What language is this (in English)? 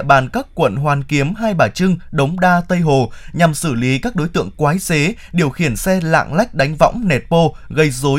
Vietnamese